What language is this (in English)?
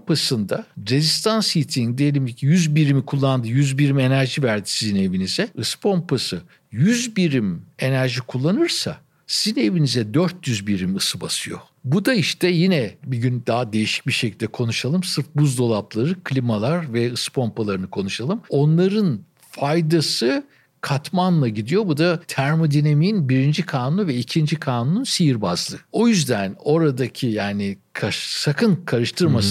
Turkish